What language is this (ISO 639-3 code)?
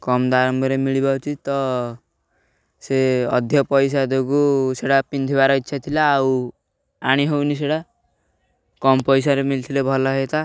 ori